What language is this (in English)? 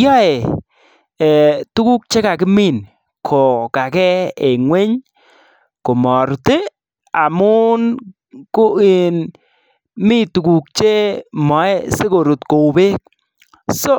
Kalenjin